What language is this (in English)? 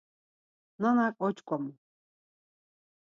Laz